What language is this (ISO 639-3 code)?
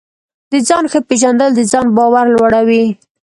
pus